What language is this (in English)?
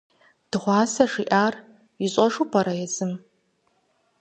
Kabardian